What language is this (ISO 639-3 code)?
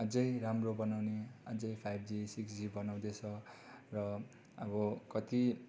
nep